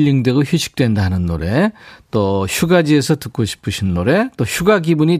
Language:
Korean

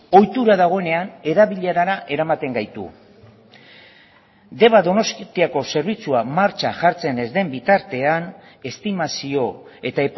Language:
Basque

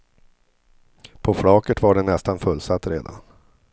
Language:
Swedish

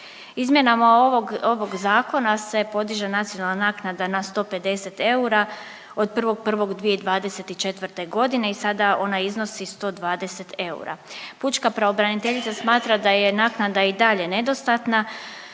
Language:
Croatian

